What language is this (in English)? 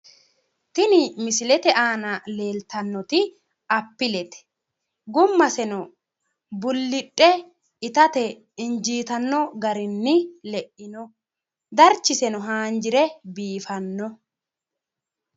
Sidamo